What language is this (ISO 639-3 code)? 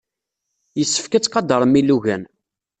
kab